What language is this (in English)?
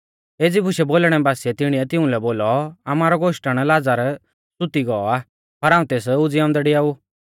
Mahasu Pahari